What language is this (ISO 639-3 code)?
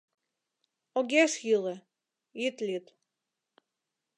chm